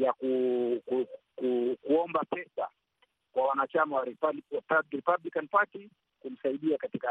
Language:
Swahili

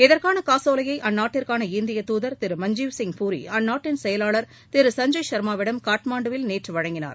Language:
Tamil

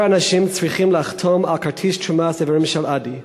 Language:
Hebrew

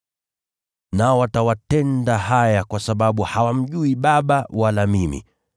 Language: Swahili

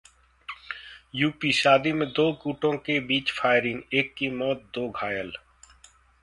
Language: Hindi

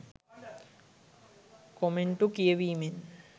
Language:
Sinhala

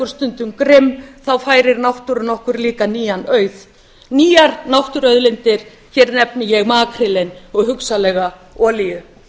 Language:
Icelandic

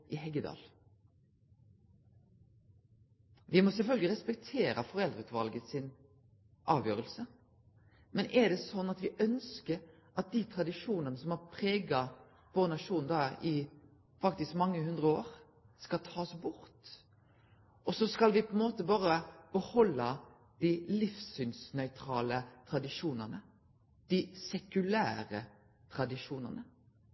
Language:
Norwegian Nynorsk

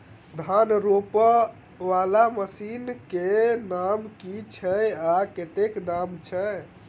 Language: Maithili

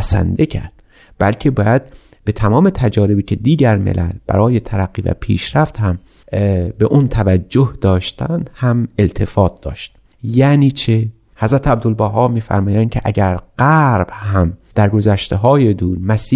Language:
Persian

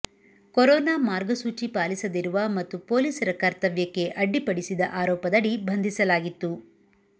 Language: Kannada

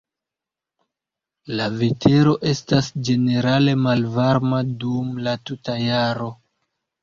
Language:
Esperanto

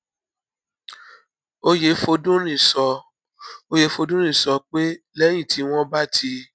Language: Yoruba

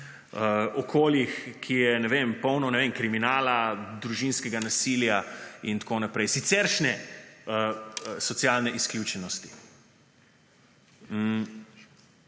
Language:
Slovenian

